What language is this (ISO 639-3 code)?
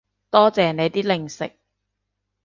yue